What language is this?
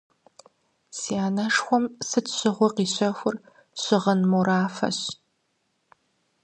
Kabardian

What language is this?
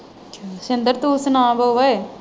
Punjabi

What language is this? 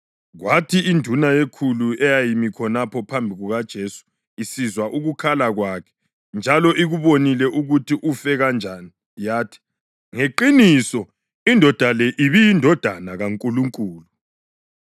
North Ndebele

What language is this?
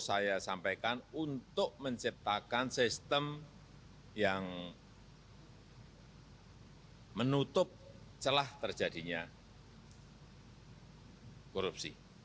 Indonesian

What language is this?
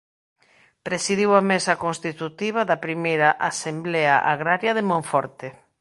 Galician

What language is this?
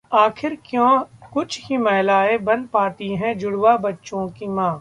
Hindi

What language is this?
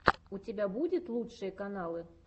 Russian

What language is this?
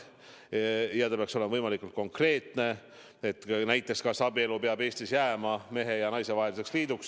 Estonian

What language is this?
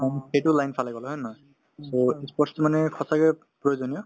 Assamese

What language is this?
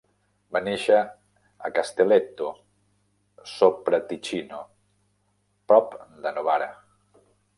Catalan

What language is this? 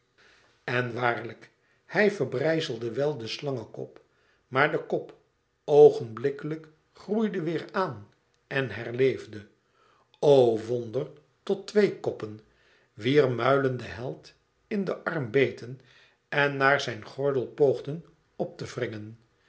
Dutch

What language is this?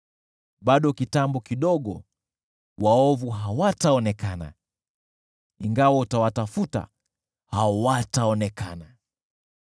Swahili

